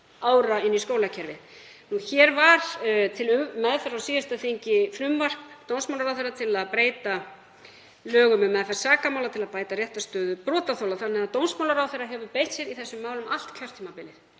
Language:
Icelandic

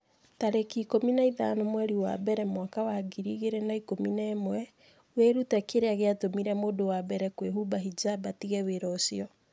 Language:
Kikuyu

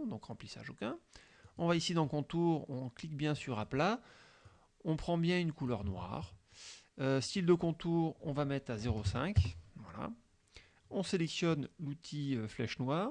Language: French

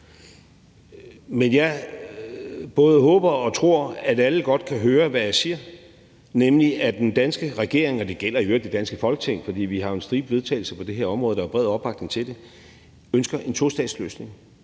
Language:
Danish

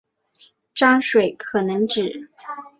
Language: Chinese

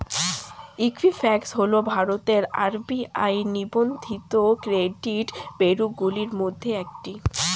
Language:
Bangla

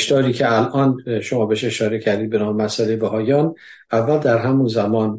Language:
Persian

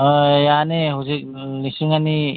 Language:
Manipuri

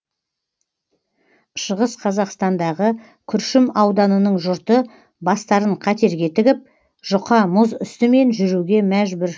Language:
Kazakh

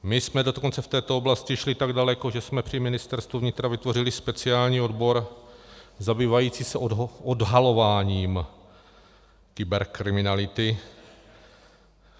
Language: Czech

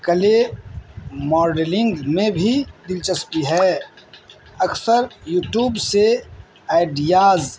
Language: Urdu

